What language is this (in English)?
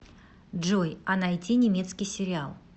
Russian